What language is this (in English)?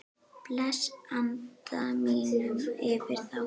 Icelandic